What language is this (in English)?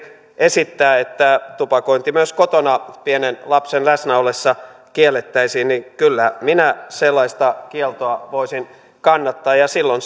Finnish